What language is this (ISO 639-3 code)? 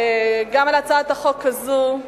heb